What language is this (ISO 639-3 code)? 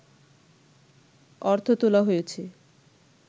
ben